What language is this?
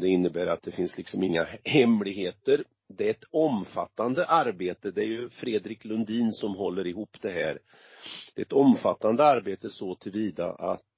Swedish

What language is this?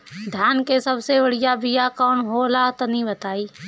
Bhojpuri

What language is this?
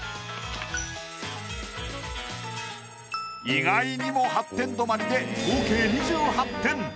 Japanese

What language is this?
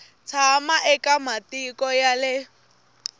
Tsonga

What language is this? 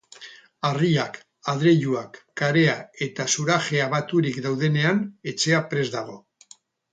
Basque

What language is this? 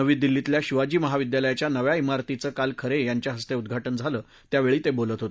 Marathi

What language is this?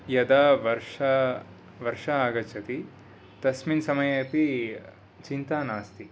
Sanskrit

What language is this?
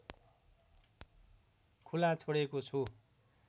Nepali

